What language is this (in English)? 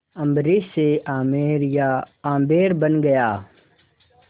Hindi